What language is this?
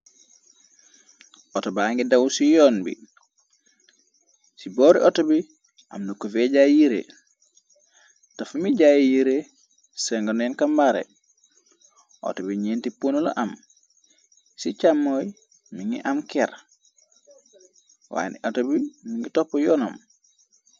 Wolof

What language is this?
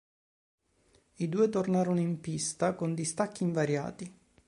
Italian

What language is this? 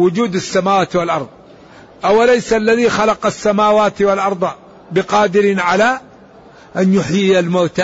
Arabic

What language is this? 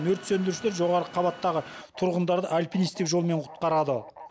Kazakh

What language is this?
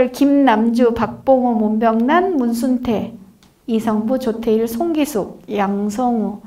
Korean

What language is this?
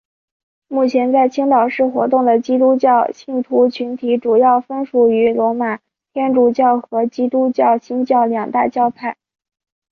Chinese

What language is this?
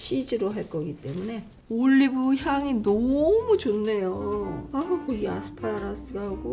Korean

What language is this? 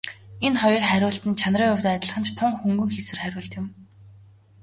Mongolian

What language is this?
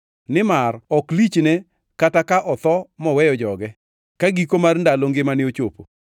Luo (Kenya and Tanzania)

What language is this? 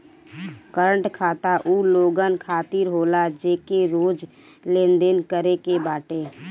Bhojpuri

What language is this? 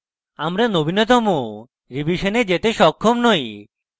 Bangla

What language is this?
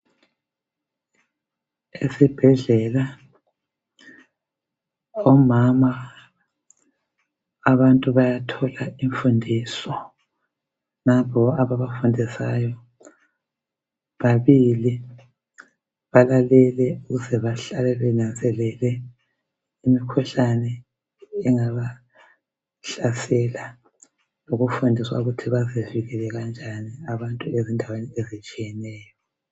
North Ndebele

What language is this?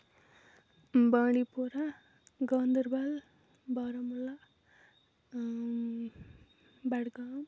Kashmiri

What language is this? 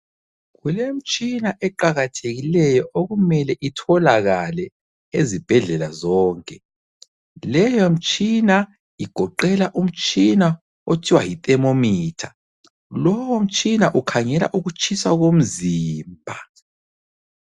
North Ndebele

